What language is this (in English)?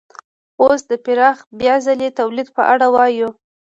Pashto